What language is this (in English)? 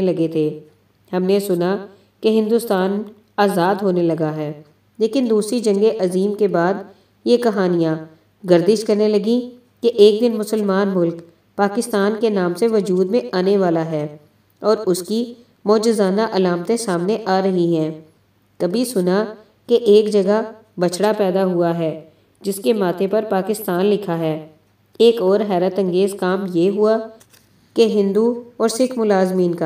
Hindi